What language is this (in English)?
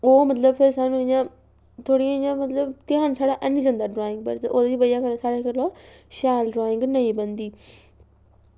Dogri